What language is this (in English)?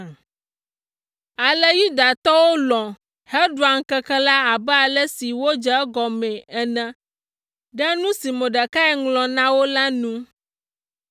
Ewe